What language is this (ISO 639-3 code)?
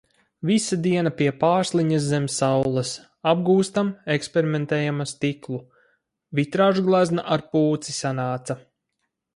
lav